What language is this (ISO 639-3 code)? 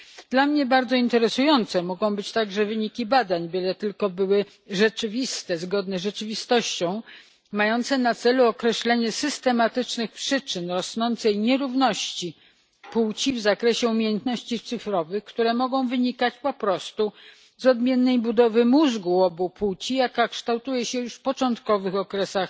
pol